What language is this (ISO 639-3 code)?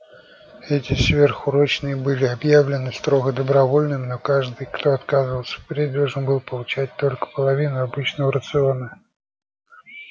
rus